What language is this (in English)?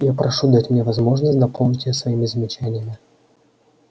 Russian